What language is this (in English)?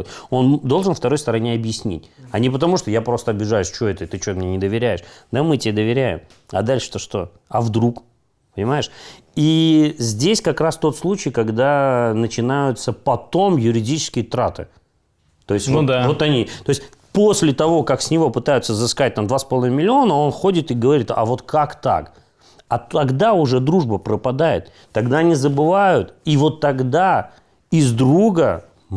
Russian